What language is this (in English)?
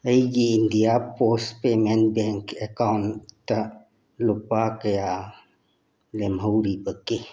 Manipuri